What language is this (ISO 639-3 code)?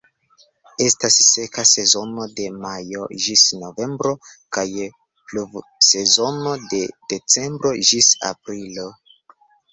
epo